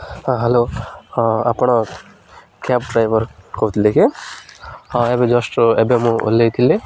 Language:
Odia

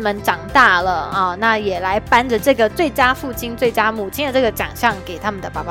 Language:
Chinese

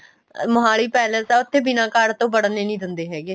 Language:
Punjabi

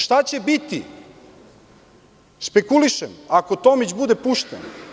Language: Serbian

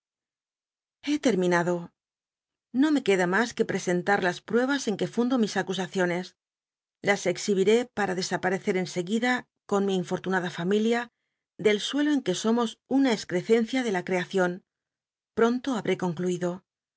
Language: Spanish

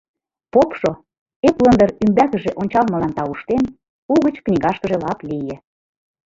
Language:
Mari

